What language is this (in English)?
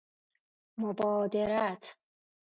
Persian